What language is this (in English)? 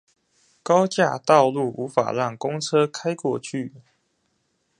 Chinese